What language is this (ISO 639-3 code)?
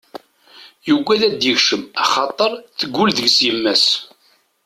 kab